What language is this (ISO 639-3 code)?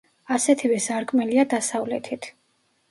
kat